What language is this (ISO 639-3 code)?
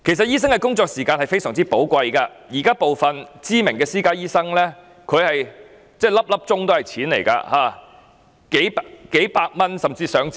yue